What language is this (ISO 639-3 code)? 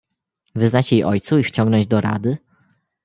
pol